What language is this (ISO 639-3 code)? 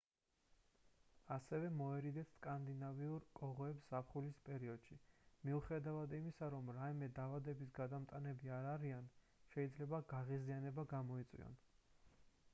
kat